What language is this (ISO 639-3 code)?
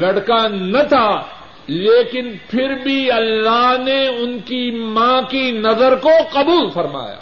urd